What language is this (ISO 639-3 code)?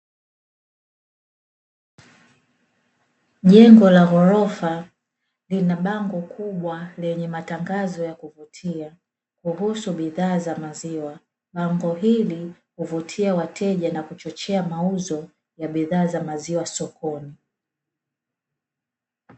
swa